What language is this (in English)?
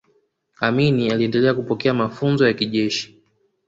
Swahili